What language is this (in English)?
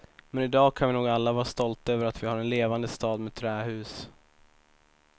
Swedish